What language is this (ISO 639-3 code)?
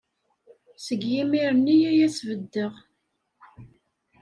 kab